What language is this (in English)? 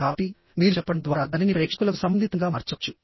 Telugu